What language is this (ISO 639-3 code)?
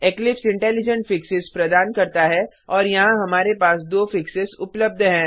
hin